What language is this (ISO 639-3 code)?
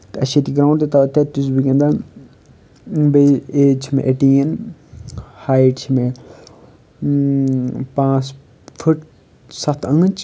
kas